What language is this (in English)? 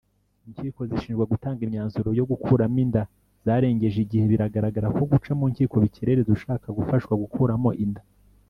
Kinyarwanda